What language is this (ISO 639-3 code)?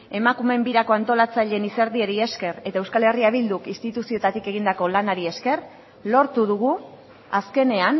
eus